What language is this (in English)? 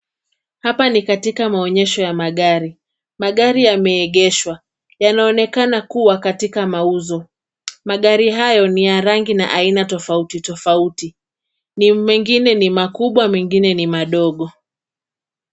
Swahili